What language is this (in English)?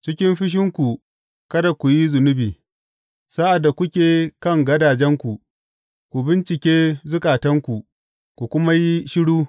Hausa